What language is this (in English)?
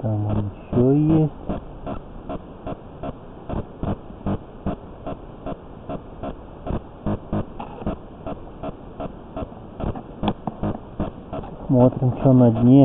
Russian